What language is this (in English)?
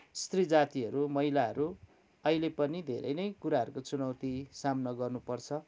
Nepali